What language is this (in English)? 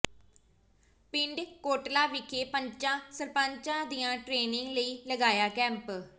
Punjabi